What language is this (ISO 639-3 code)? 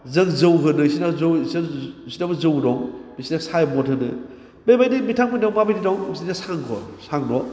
brx